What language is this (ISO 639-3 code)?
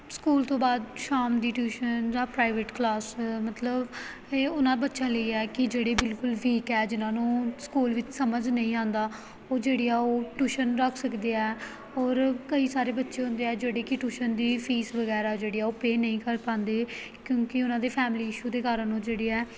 pan